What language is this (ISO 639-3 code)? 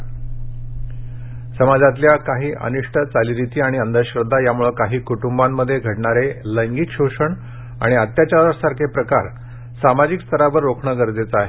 mar